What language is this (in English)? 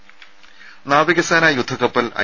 Malayalam